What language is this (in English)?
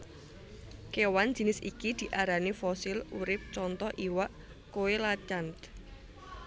Javanese